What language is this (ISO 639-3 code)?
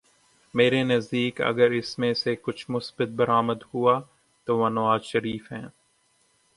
urd